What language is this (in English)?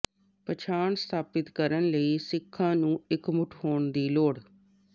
Punjabi